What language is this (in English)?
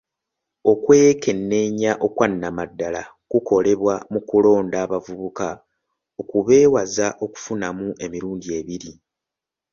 Ganda